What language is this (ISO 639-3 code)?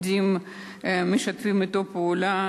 heb